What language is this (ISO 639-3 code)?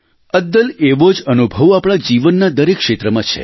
guj